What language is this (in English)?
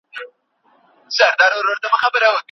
Pashto